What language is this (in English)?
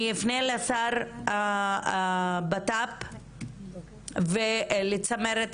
Hebrew